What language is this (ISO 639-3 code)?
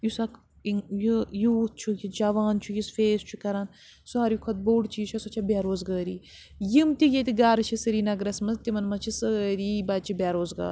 kas